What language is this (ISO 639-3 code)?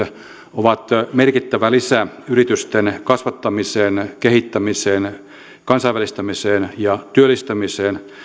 fin